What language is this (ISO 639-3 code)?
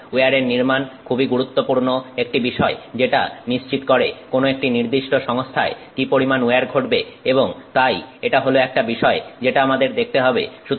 ben